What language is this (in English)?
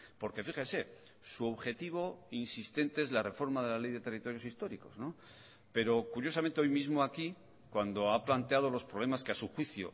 Spanish